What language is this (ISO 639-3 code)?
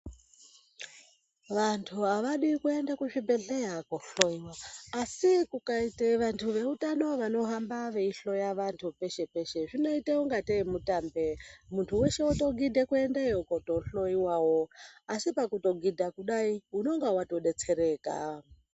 ndc